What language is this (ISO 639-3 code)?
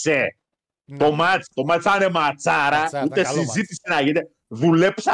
ell